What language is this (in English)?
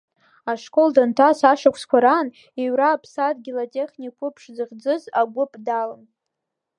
Abkhazian